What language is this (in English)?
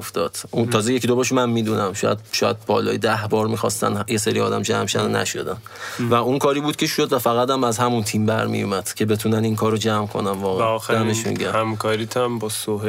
Persian